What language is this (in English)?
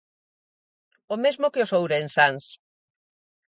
Galician